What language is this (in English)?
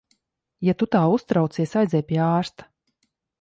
Latvian